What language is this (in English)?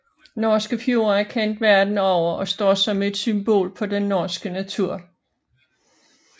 Danish